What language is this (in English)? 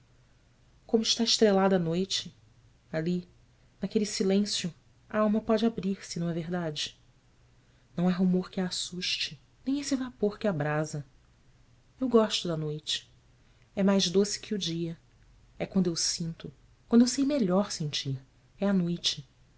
Portuguese